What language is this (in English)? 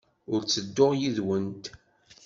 Kabyle